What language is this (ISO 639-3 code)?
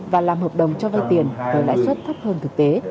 vie